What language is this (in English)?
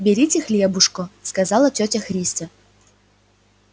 Russian